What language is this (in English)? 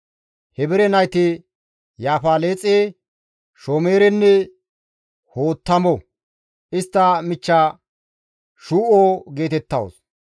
Gamo